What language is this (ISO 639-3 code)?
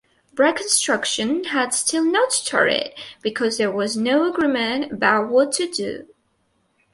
eng